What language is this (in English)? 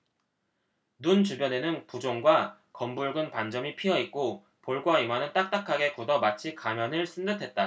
Korean